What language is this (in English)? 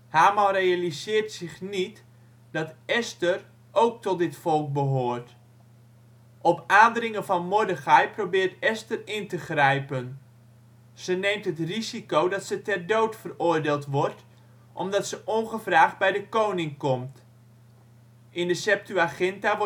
Dutch